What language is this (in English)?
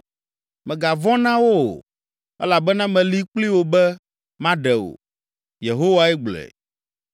Ewe